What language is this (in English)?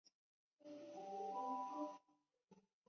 Chinese